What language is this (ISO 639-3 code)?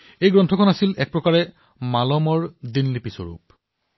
asm